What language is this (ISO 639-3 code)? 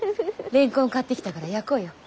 jpn